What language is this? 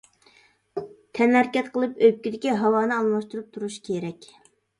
Uyghur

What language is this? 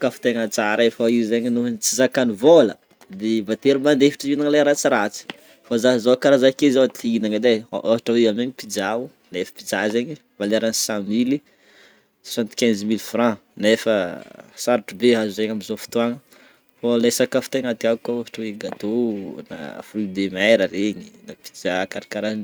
Northern Betsimisaraka Malagasy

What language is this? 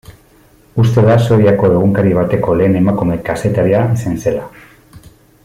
Basque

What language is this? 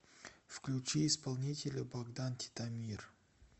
Russian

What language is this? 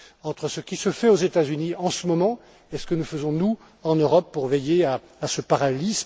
French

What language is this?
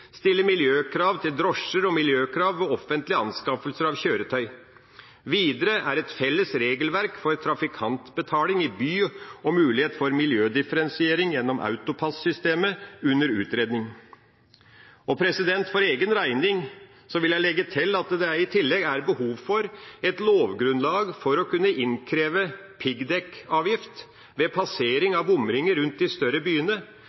Norwegian Bokmål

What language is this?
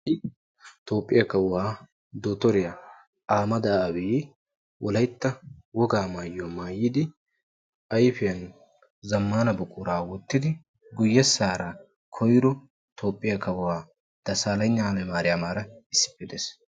Wolaytta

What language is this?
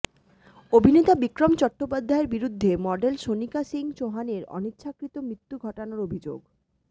Bangla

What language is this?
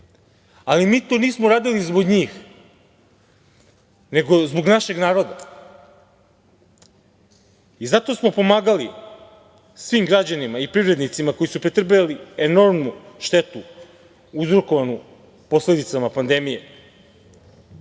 Serbian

